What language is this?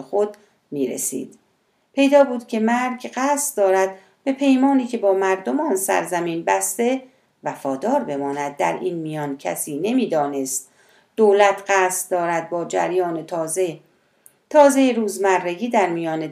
Persian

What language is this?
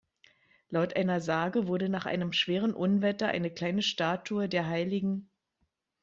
German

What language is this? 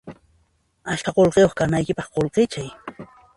Puno Quechua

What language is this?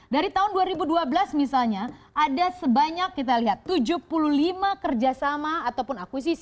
Indonesian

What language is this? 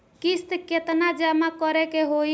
Bhojpuri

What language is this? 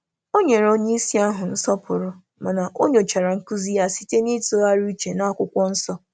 Igbo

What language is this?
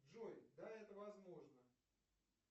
Russian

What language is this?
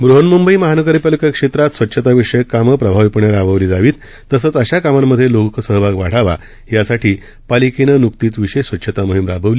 Marathi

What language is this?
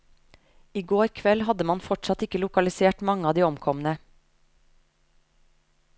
Norwegian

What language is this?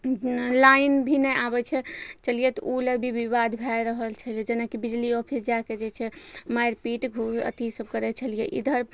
Maithili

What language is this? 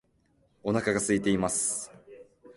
Japanese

